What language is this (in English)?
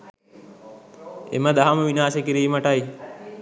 Sinhala